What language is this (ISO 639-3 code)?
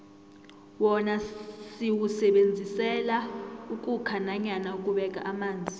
nbl